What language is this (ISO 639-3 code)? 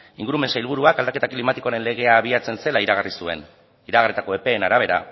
eus